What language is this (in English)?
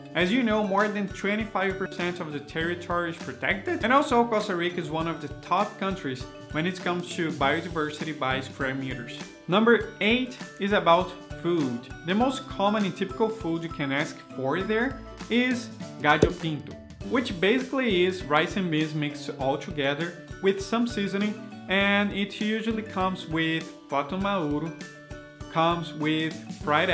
English